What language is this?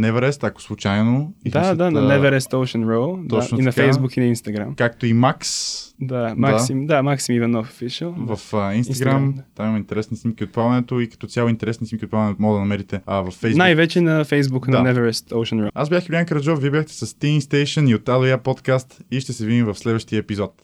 Bulgarian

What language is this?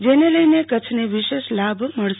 Gujarati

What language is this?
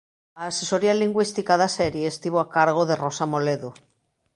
Galician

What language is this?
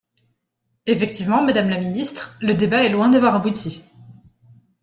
French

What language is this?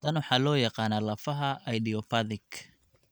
Somali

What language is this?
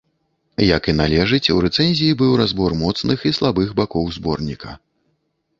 Belarusian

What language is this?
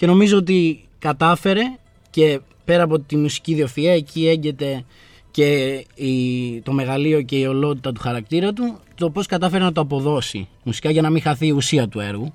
Greek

